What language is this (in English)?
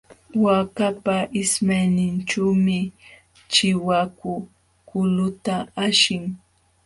Jauja Wanca Quechua